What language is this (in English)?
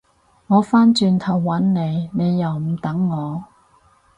Cantonese